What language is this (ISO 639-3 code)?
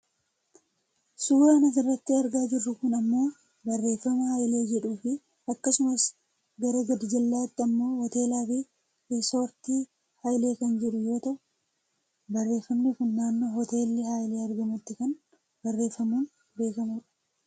orm